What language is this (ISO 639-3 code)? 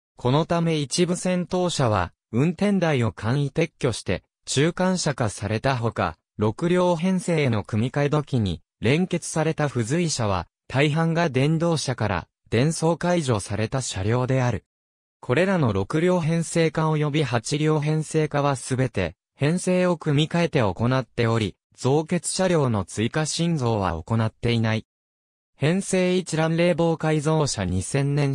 jpn